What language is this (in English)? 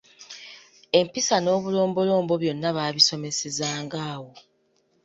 Ganda